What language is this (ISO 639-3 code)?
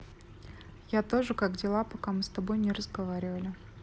rus